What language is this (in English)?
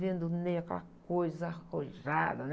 Portuguese